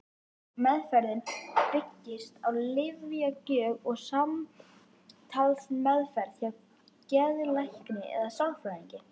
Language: Icelandic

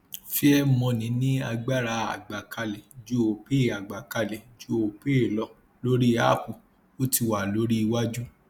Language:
Yoruba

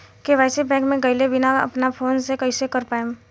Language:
Bhojpuri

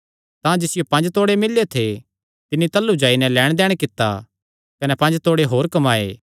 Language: Kangri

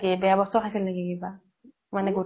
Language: Assamese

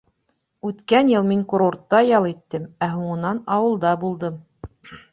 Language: Bashkir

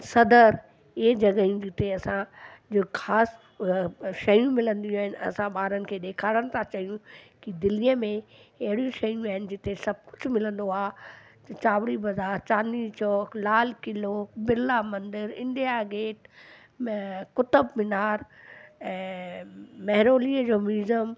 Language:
Sindhi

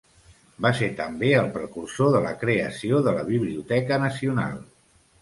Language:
Catalan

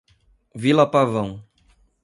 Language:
Portuguese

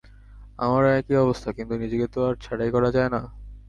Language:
Bangla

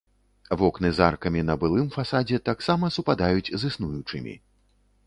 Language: Belarusian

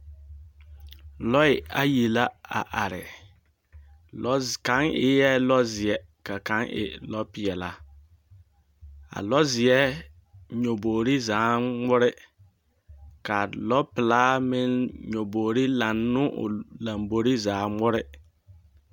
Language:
Southern Dagaare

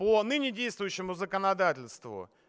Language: Russian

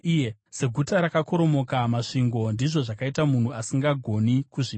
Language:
Shona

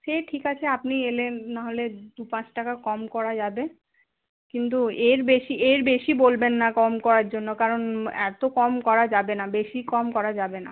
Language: Bangla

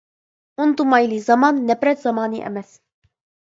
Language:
Uyghur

